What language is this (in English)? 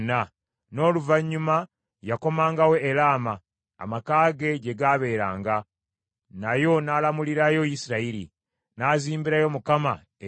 Ganda